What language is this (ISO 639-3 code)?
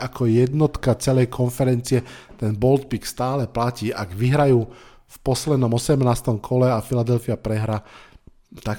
slk